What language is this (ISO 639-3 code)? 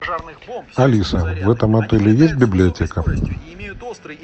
rus